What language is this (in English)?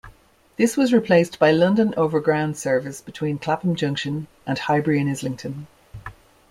English